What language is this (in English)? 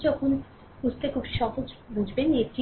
Bangla